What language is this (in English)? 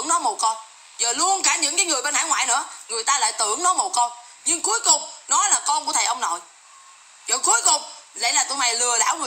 Vietnamese